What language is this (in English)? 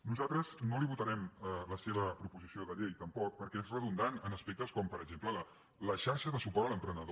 Catalan